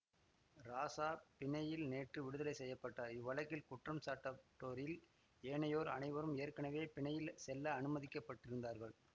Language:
Tamil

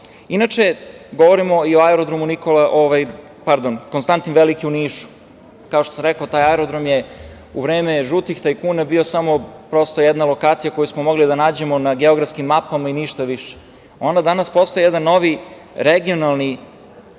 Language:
Serbian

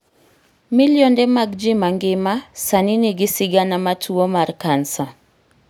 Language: Luo (Kenya and Tanzania)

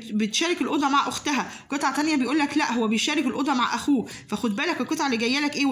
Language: Arabic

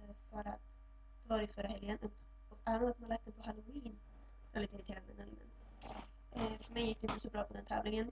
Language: Swedish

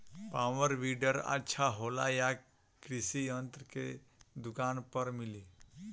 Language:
Bhojpuri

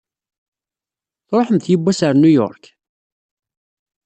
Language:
Kabyle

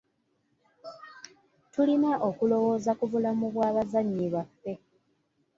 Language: Ganda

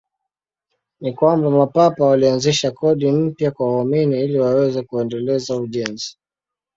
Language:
Swahili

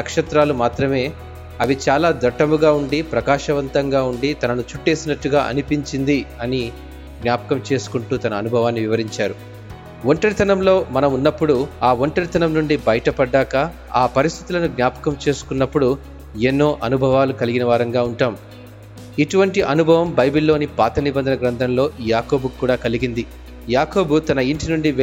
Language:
Telugu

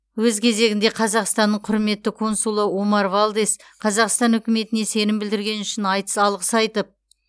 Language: Kazakh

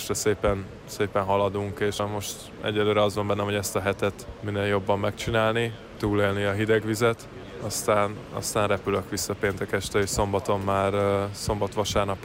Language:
Hungarian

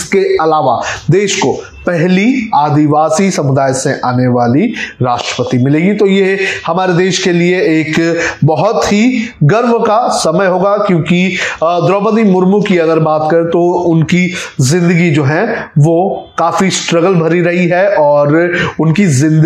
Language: Hindi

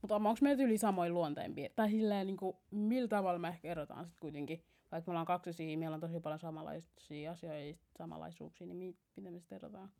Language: Finnish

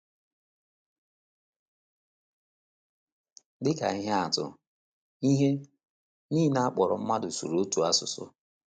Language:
Igbo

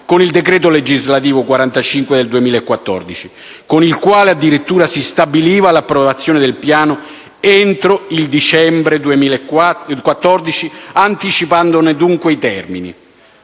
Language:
Italian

